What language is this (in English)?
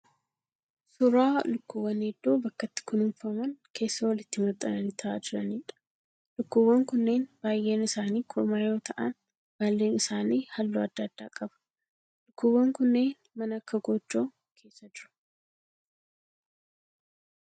Oromo